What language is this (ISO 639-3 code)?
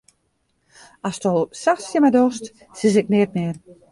fry